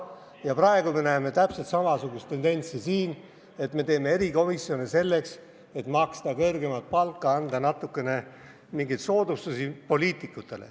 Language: Estonian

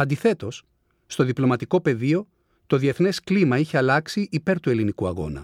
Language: Greek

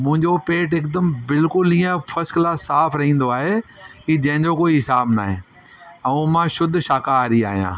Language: Sindhi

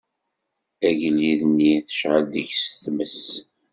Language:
Kabyle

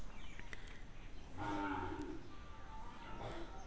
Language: Chhattisgarhi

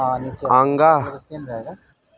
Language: Maithili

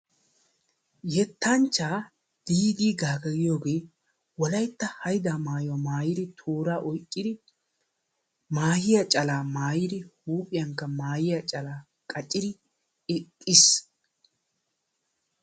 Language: Wolaytta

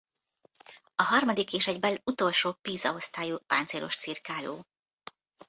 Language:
Hungarian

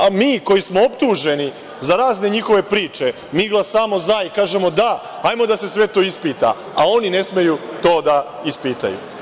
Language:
Serbian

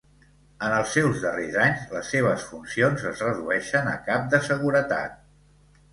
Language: Catalan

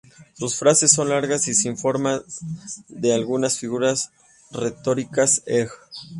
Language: Spanish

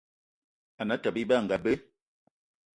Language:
Eton (Cameroon)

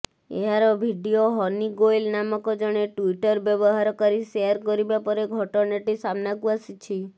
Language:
Odia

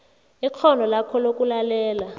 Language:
South Ndebele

